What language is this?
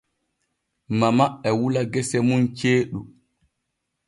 Borgu Fulfulde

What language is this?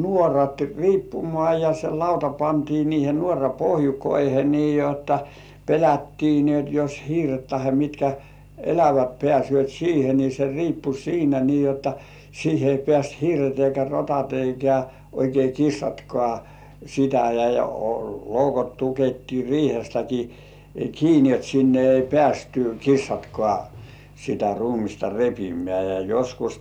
Finnish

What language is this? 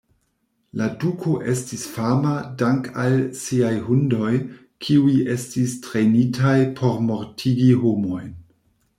Esperanto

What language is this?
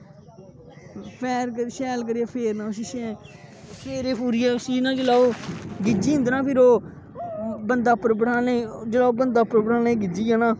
Dogri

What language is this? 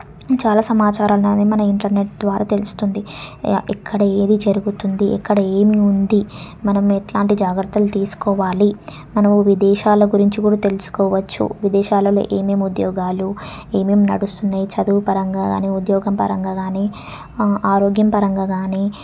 Telugu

